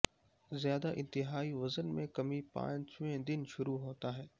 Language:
Urdu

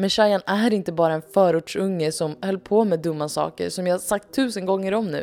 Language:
Swedish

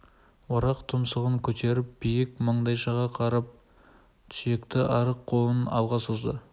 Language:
Kazakh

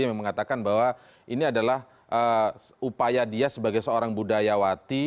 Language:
Indonesian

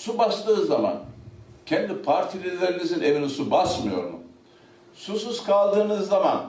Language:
Turkish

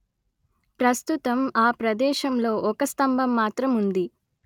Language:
Telugu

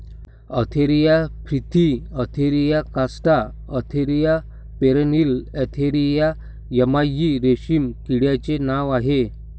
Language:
Marathi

